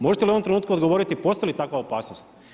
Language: Croatian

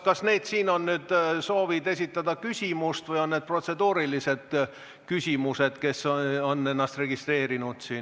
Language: Estonian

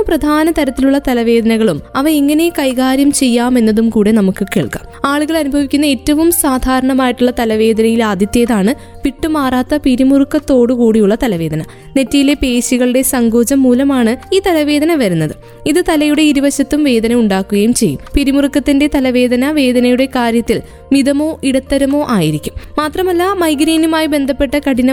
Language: Malayalam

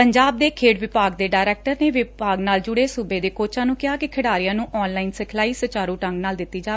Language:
Punjabi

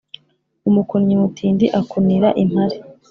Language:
Kinyarwanda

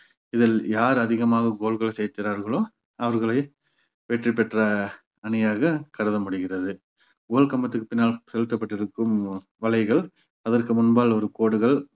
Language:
Tamil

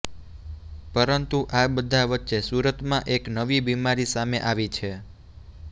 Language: Gujarati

